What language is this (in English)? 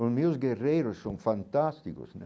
Portuguese